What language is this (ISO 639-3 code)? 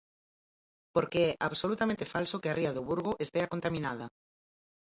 glg